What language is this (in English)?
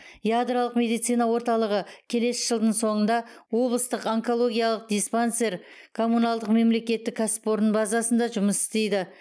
Kazakh